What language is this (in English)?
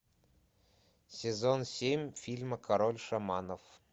Russian